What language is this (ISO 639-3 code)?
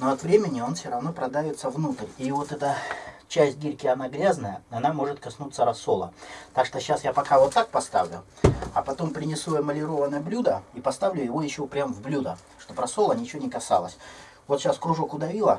rus